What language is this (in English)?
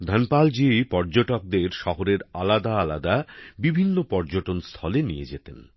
Bangla